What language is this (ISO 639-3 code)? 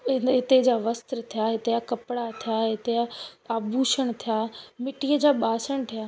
snd